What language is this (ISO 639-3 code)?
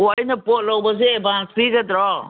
mni